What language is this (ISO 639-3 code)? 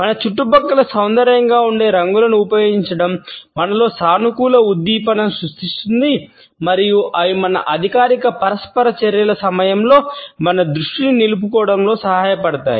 tel